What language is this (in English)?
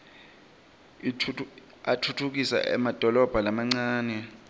Swati